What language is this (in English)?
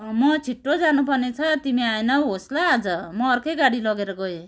Nepali